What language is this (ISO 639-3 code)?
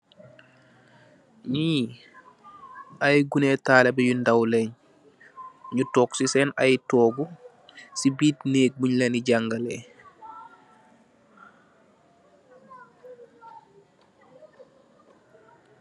wol